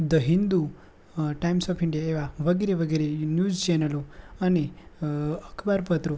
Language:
Gujarati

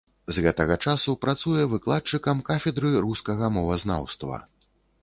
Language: Belarusian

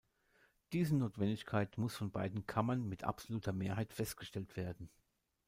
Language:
German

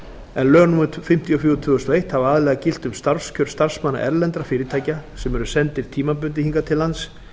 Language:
Icelandic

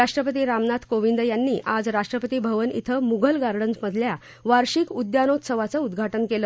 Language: Marathi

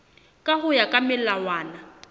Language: Southern Sotho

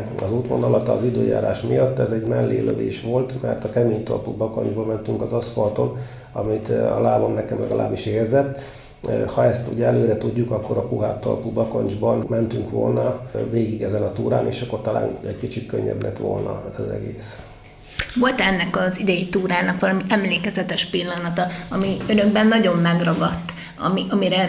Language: Hungarian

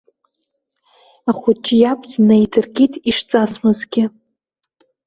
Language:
Abkhazian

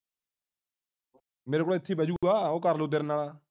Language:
Punjabi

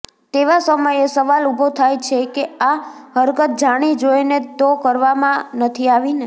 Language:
Gujarati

